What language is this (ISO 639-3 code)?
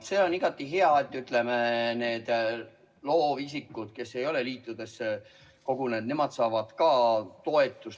est